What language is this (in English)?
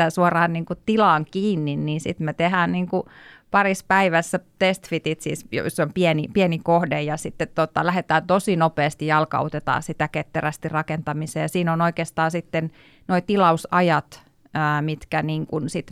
Finnish